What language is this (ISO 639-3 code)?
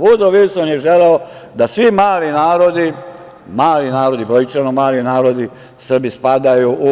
srp